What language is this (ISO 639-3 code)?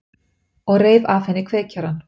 isl